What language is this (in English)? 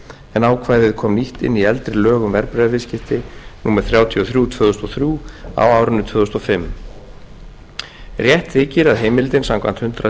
Icelandic